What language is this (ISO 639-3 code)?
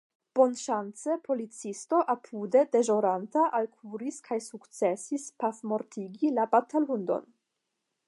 epo